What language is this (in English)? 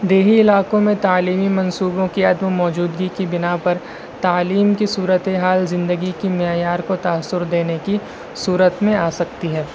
Urdu